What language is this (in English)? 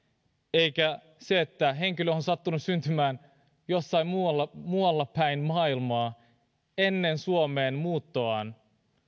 Finnish